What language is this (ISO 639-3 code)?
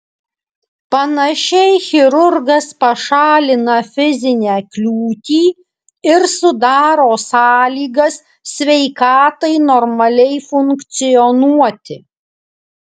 lit